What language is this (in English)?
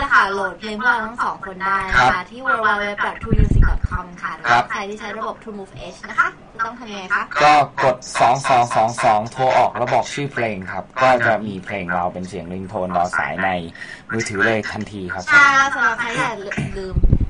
Thai